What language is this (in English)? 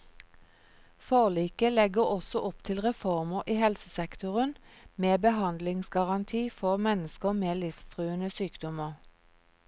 Norwegian